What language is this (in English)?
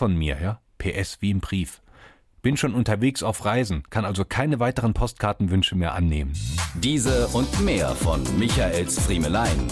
German